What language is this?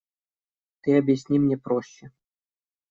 Russian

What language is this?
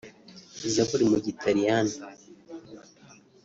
Kinyarwanda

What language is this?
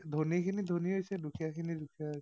Assamese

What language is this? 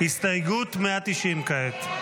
Hebrew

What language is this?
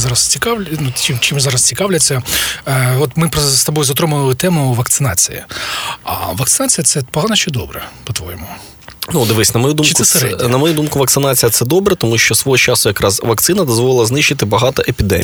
Ukrainian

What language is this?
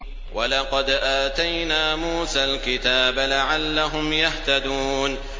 Arabic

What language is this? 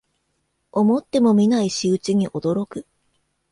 Japanese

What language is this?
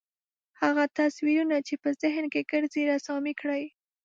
Pashto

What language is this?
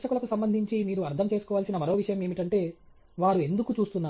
Telugu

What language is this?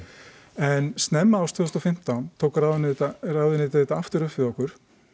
Icelandic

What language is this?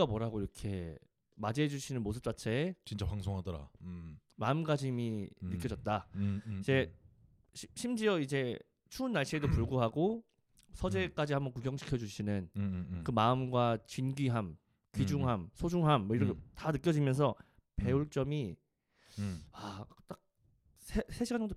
Korean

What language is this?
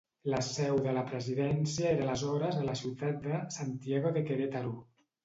Catalan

